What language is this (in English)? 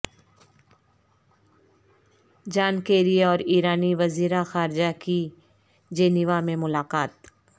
Urdu